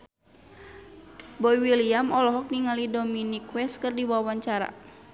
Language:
Sundanese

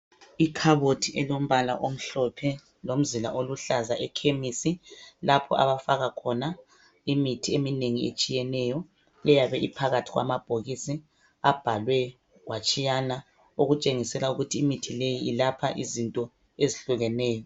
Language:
North Ndebele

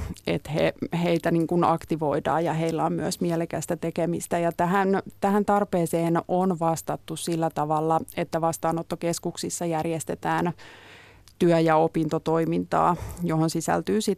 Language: Finnish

